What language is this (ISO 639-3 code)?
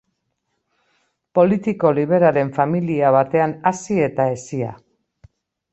eus